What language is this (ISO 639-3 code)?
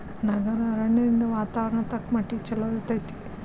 kan